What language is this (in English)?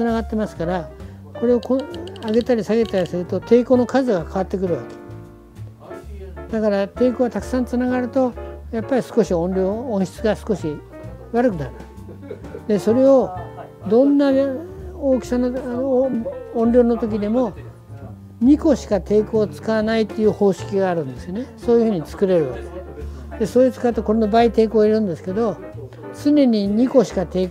Japanese